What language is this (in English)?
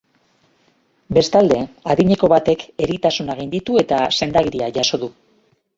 Basque